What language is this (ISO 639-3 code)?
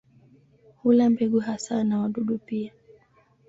swa